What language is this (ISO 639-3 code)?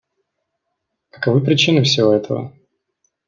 rus